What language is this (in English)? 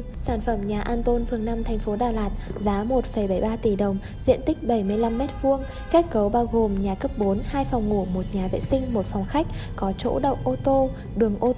Vietnamese